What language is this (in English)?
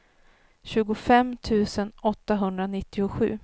Swedish